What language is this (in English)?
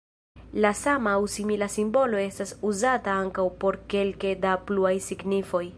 Esperanto